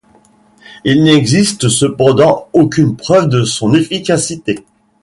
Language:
French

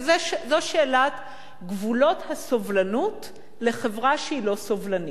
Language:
Hebrew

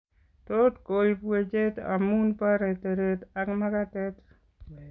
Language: Kalenjin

